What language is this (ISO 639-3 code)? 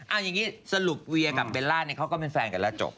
tha